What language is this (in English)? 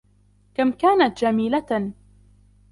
Arabic